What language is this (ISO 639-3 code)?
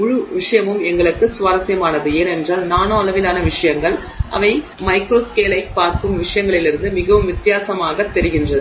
tam